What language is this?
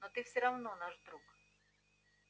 Russian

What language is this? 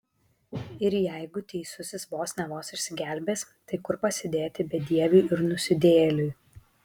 Lithuanian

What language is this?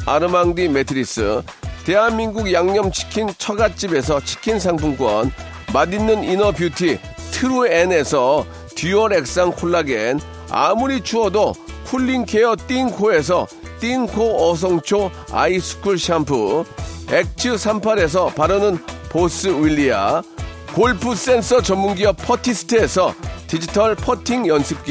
Korean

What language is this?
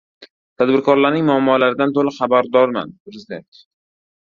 Uzbek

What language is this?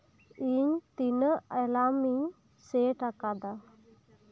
Santali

